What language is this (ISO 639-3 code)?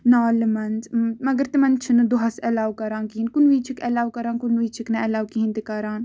kas